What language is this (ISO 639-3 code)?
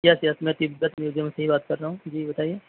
urd